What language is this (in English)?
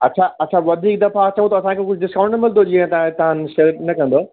Sindhi